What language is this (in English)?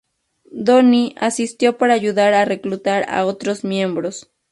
Spanish